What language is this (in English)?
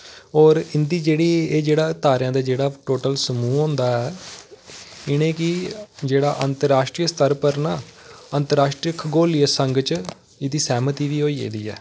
Dogri